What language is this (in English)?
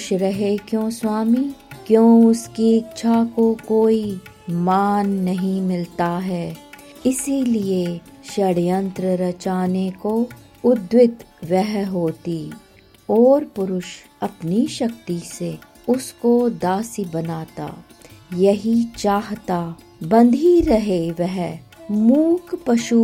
Hindi